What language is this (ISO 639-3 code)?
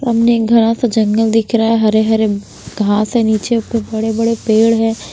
hin